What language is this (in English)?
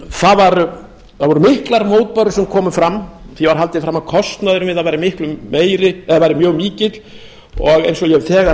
Icelandic